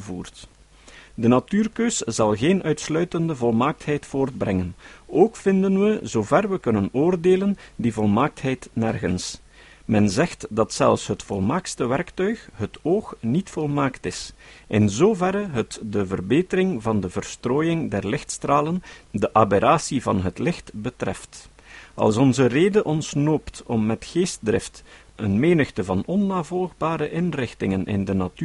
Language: Dutch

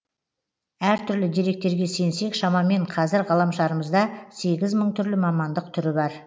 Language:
Kazakh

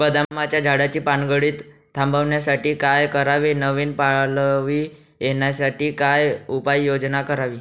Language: Marathi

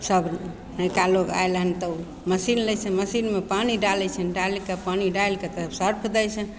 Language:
Maithili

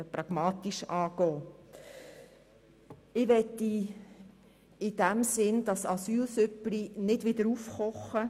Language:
Swiss German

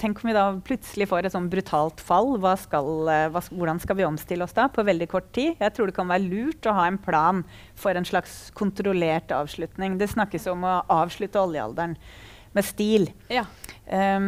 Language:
Norwegian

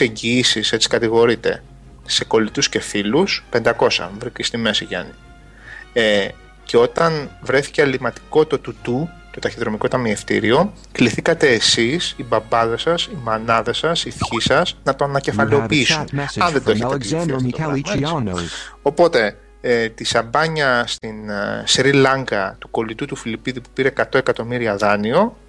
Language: Greek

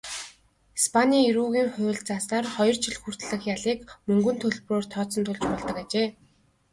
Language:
Mongolian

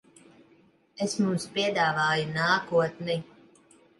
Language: Latvian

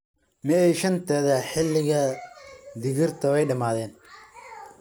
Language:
Somali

